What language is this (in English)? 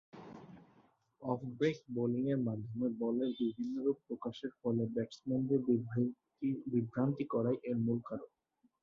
Bangla